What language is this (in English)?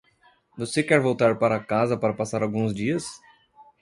Portuguese